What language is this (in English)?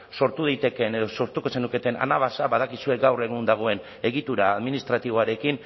Basque